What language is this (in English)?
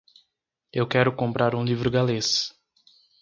Portuguese